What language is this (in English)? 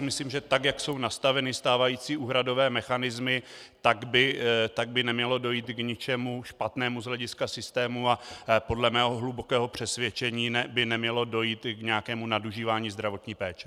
Czech